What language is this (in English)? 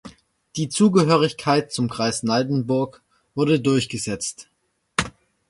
German